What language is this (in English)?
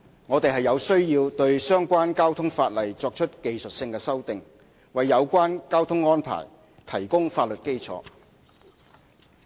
Cantonese